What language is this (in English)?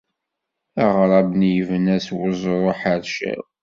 Kabyle